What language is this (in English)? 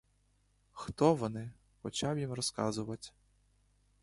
Ukrainian